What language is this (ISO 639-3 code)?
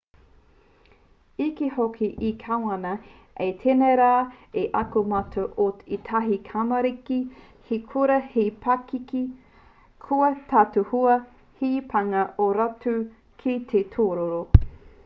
mri